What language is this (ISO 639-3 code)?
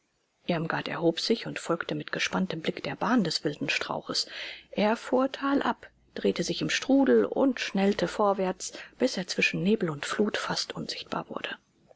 deu